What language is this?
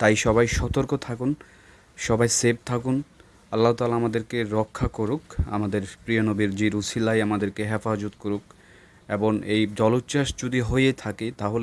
Russian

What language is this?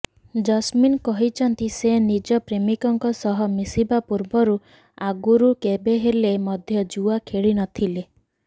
Odia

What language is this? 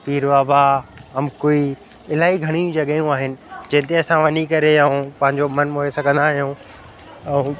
Sindhi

